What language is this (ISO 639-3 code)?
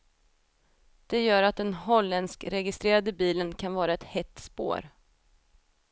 swe